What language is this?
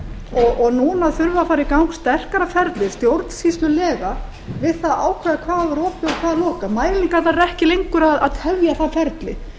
Icelandic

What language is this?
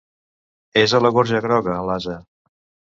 Catalan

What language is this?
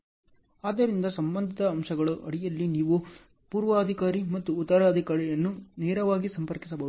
Kannada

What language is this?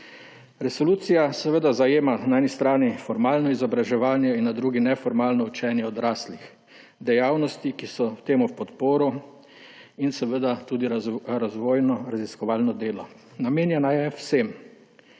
Slovenian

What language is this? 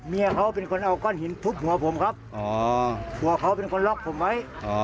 Thai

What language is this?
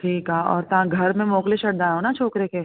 Sindhi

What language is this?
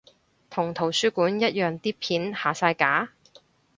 Cantonese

